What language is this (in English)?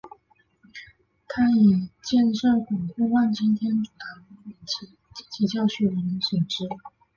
Chinese